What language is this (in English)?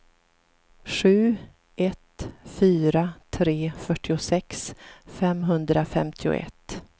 Swedish